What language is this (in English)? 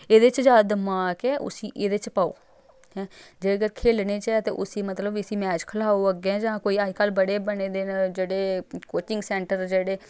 Dogri